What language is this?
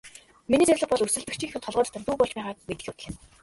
Mongolian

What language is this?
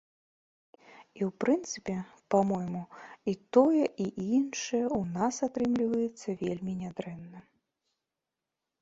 Belarusian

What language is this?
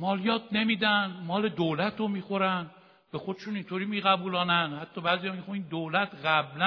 Persian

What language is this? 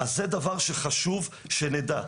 Hebrew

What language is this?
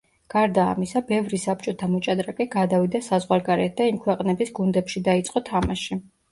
Georgian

